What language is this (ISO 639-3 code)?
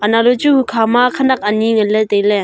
nnp